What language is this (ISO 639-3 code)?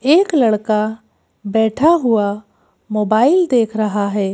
hin